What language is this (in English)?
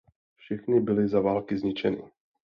Czech